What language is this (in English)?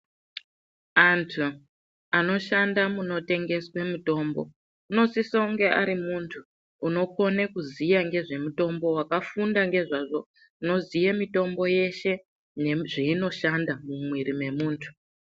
Ndau